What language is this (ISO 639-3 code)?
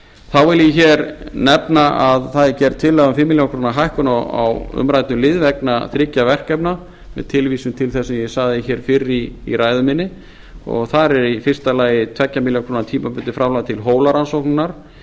isl